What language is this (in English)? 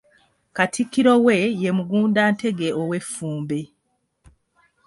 Ganda